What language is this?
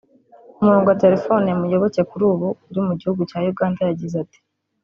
Kinyarwanda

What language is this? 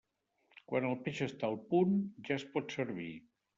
Catalan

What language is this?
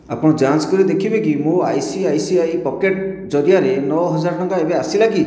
Odia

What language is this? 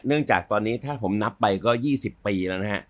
Thai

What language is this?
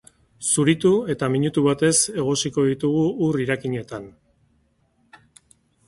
Basque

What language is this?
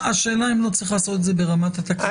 Hebrew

